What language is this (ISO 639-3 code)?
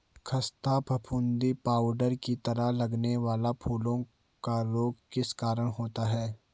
hin